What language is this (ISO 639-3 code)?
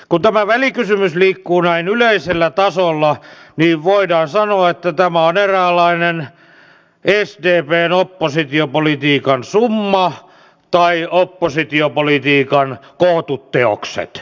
fin